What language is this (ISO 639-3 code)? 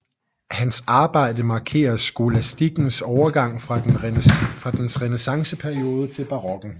dan